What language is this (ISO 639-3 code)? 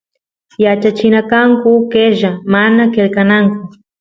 qus